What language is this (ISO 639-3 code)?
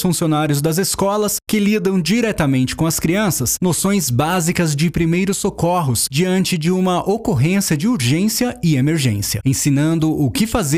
por